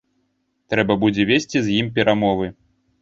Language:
Belarusian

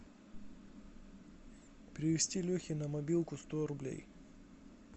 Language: Russian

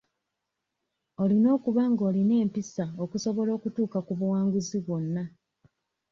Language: Ganda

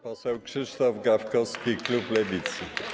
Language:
Polish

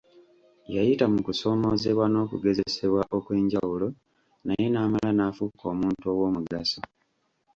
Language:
Ganda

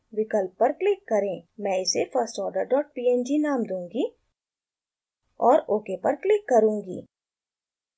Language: Hindi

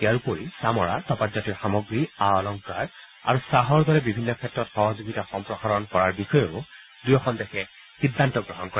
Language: Assamese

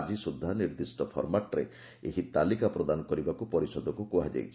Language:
Odia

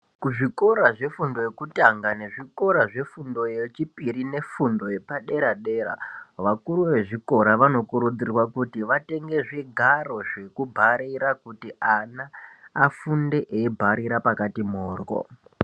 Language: Ndau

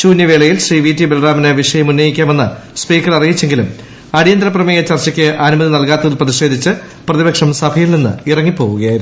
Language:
Malayalam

